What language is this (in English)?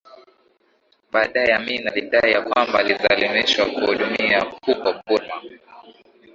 Swahili